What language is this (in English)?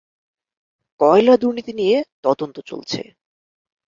Bangla